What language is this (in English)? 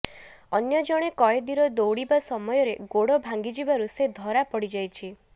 Odia